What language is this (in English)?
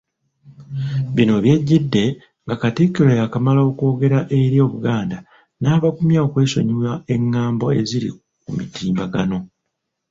Ganda